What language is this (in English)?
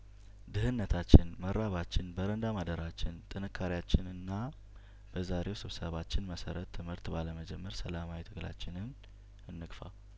Amharic